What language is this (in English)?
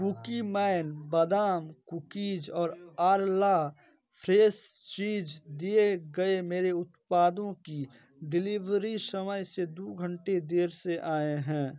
Hindi